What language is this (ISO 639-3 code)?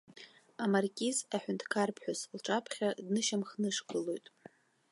abk